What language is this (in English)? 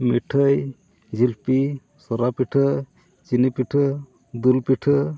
Santali